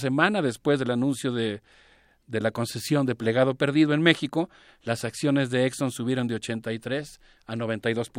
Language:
Spanish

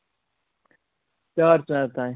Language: Kashmiri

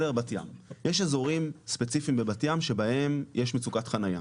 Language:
Hebrew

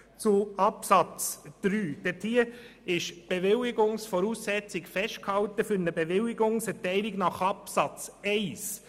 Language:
Swiss German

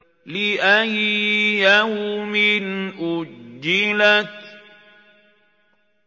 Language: Arabic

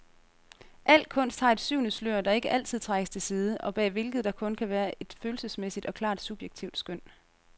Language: Danish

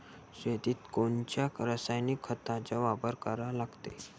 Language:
Marathi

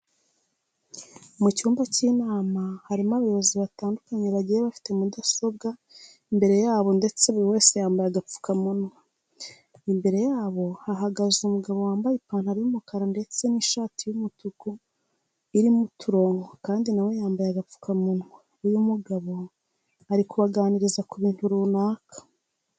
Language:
Kinyarwanda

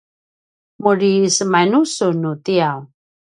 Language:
Paiwan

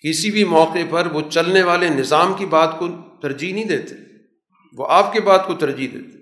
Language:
Urdu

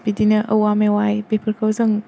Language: Bodo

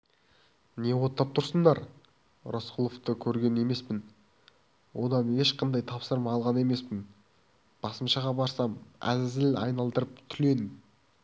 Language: Kazakh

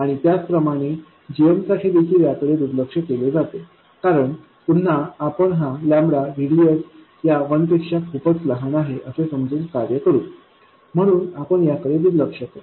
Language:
Marathi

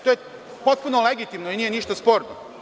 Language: Serbian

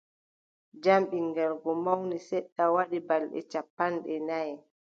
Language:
Adamawa Fulfulde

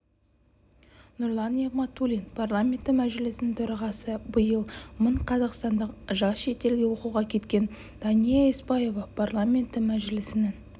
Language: Kazakh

